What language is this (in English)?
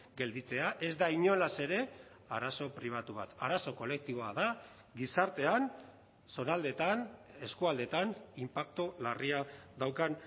Basque